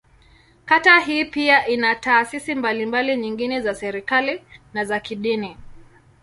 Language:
Swahili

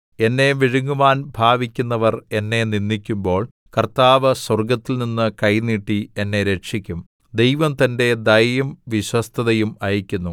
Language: Malayalam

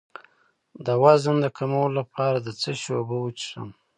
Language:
Pashto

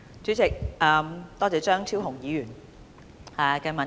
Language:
Cantonese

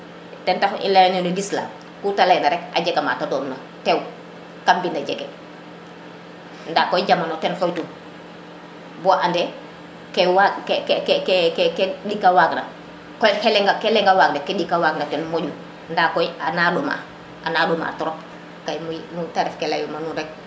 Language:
Serer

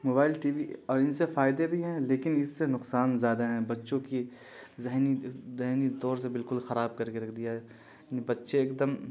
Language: Urdu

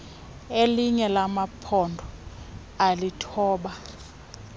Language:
Xhosa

